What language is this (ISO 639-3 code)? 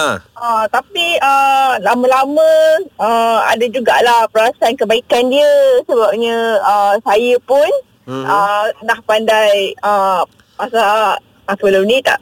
msa